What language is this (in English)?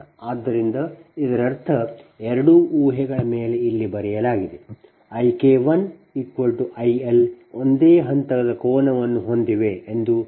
Kannada